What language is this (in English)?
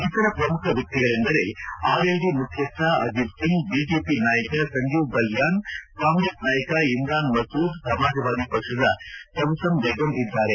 Kannada